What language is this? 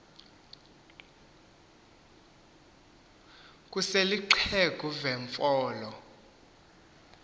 Xhosa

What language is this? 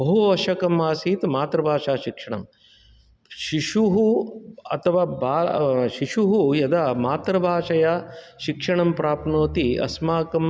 Sanskrit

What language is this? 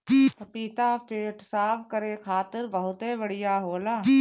Bhojpuri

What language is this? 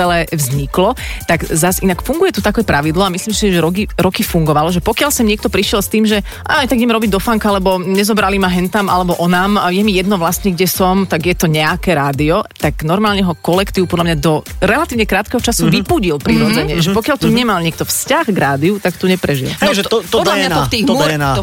Slovak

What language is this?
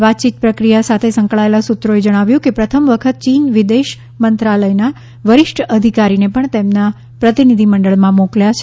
Gujarati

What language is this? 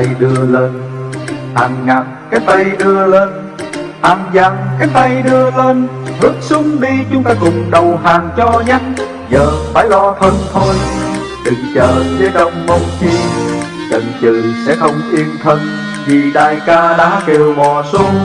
Vietnamese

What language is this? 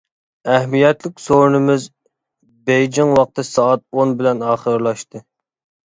Uyghur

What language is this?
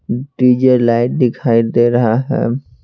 Hindi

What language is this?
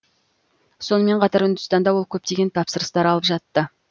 Kazakh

